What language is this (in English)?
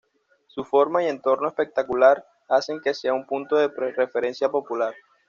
Spanish